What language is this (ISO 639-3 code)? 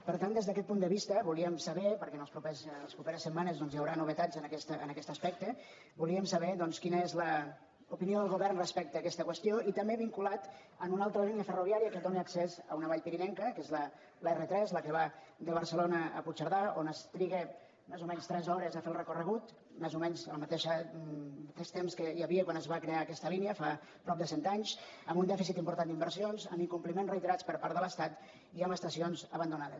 cat